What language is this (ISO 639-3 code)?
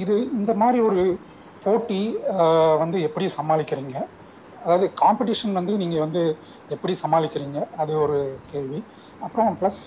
tam